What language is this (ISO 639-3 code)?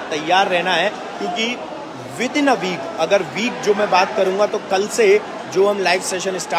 hin